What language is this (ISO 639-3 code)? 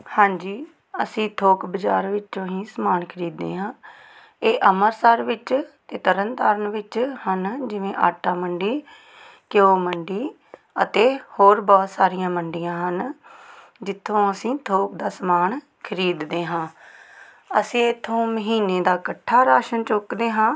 pan